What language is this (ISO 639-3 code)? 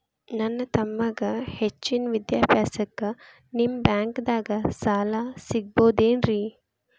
kan